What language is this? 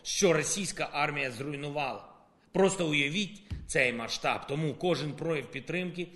Ukrainian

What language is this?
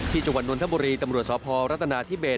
Thai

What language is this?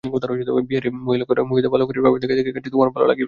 Bangla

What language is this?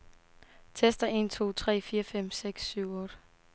Danish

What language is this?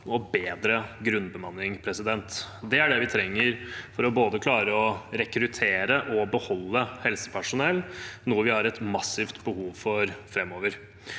Norwegian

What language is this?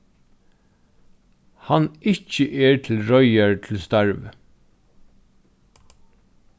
Faroese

